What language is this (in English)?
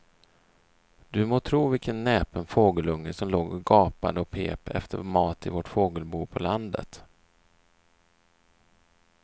Swedish